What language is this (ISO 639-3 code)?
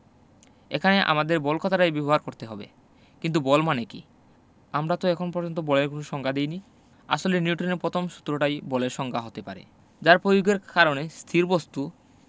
ben